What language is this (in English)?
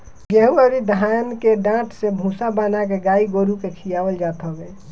Bhojpuri